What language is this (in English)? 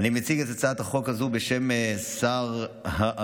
Hebrew